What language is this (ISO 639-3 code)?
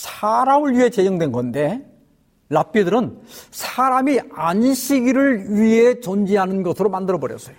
kor